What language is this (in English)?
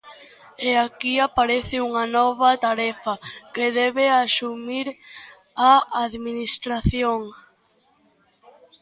Galician